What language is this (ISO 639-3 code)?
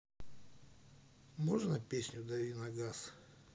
rus